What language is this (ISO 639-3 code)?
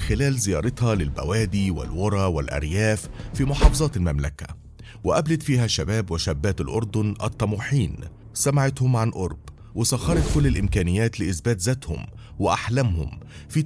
ara